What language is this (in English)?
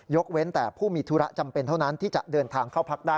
Thai